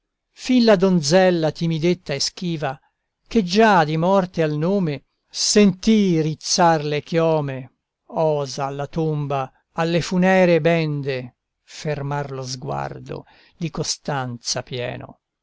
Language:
Italian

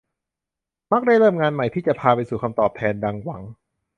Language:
Thai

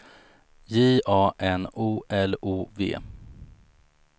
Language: Swedish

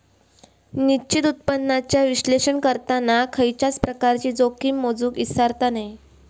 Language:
Marathi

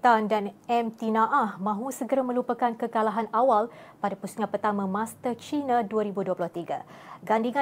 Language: Malay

